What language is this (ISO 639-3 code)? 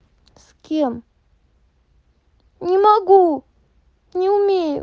rus